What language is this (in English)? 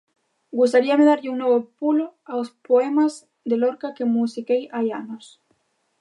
Galician